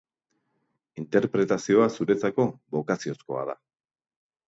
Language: Basque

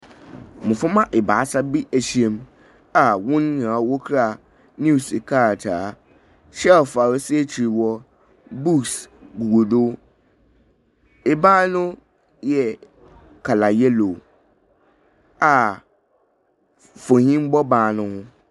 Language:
Akan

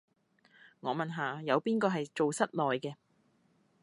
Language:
Cantonese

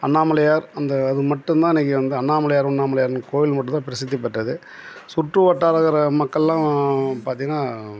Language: Tamil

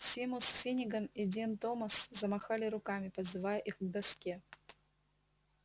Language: Russian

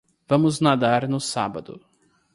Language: Portuguese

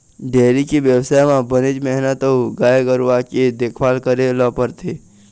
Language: Chhattisgarhi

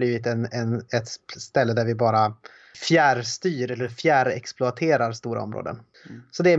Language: Swedish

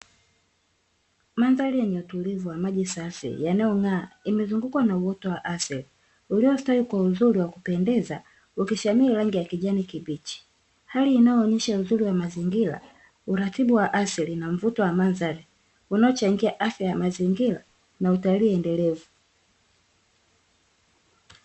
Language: Swahili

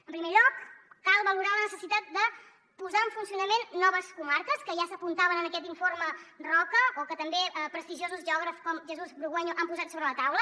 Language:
Catalan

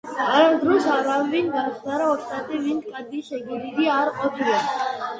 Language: Georgian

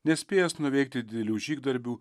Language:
Lithuanian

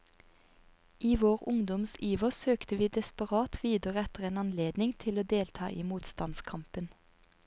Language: Norwegian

